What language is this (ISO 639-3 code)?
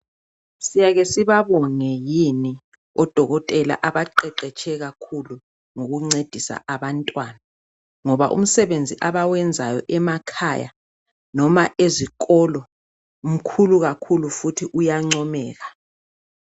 nde